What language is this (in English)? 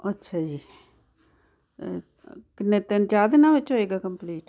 Punjabi